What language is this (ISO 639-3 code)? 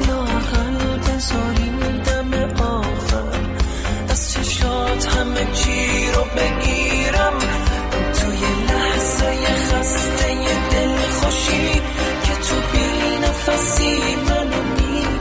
fas